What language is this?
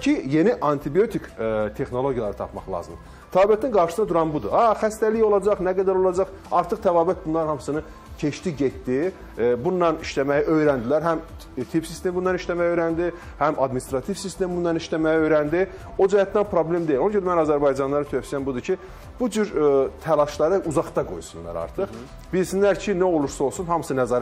Turkish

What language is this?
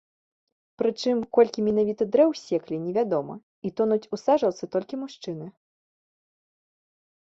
Belarusian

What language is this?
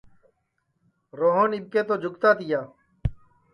Sansi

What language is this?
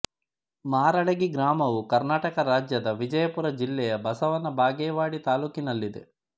Kannada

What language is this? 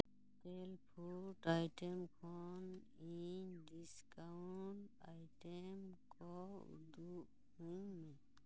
Santali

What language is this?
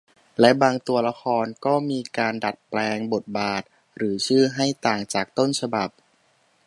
Thai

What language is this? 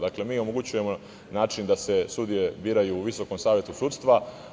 Serbian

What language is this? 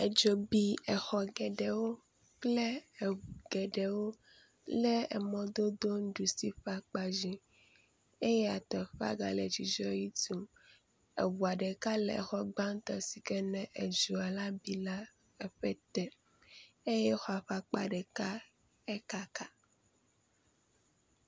Ewe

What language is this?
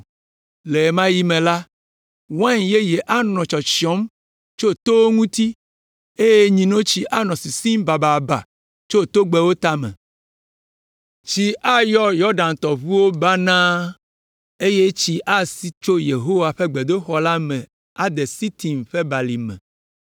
Ewe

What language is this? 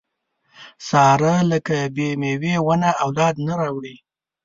Pashto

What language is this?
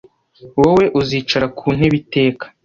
Kinyarwanda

